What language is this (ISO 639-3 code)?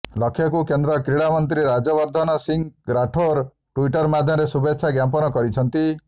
ori